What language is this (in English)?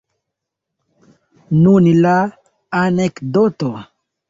Esperanto